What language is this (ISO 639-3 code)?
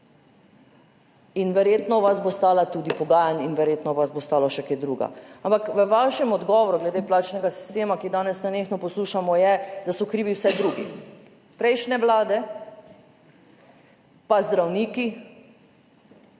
slv